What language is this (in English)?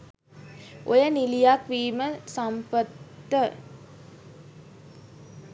Sinhala